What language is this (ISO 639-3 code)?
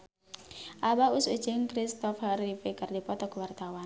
sun